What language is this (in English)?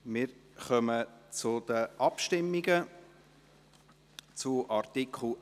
Swiss German